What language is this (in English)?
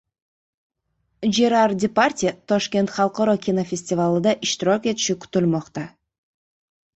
Uzbek